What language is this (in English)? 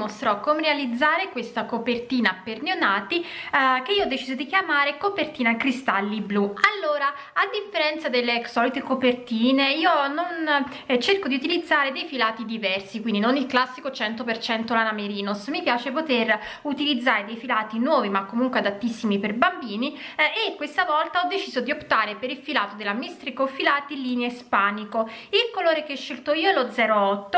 Italian